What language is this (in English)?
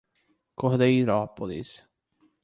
Portuguese